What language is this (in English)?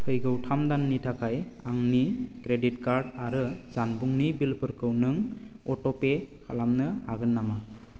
Bodo